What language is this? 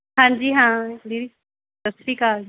Punjabi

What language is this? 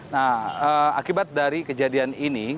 Indonesian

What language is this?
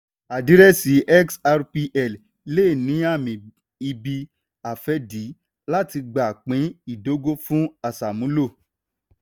Yoruba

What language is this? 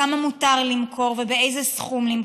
Hebrew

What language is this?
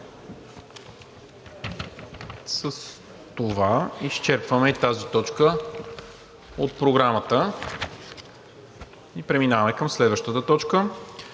Bulgarian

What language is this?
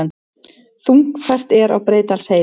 Icelandic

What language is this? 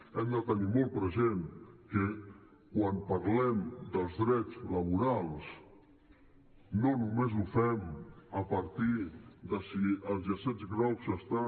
Catalan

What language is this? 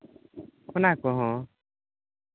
Santali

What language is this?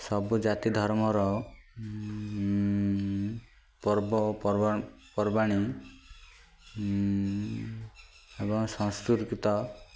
Odia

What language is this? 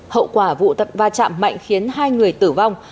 Vietnamese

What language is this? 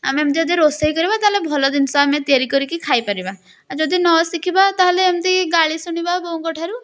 Odia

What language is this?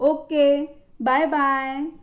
Marathi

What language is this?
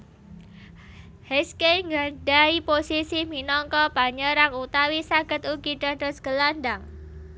Javanese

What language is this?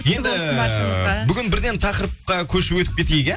Kazakh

